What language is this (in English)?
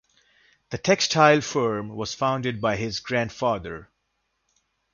English